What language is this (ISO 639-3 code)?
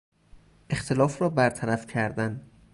fas